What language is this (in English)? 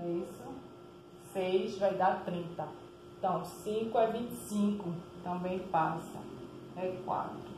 Portuguese